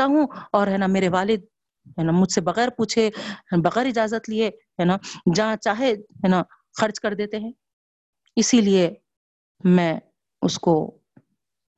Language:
Urdu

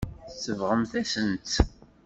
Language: Kabyle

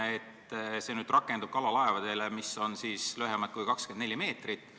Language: Estonian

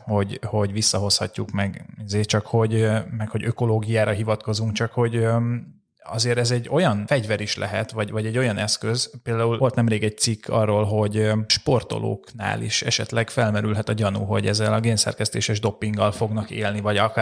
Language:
Hungarian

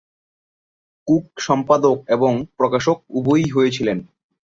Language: Bangla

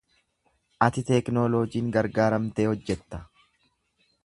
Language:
Oromo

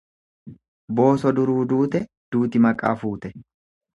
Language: Oromo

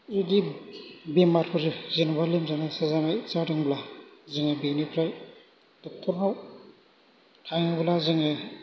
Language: Bodo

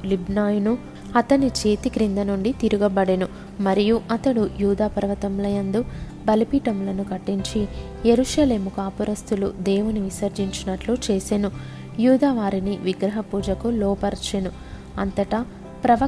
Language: Telugu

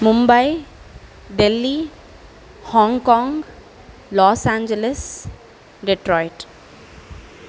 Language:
Sanskrit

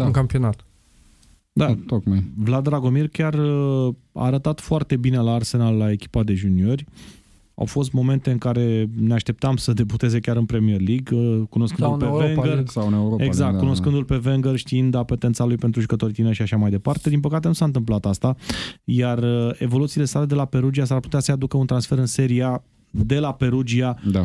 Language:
Romanian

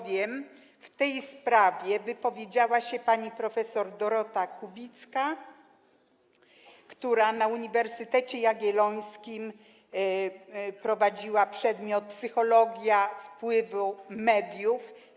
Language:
Polish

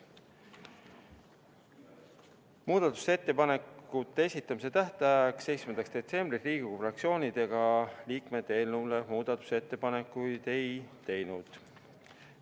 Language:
Estonian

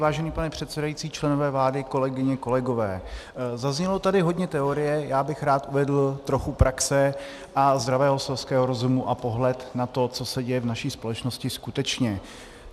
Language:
Czech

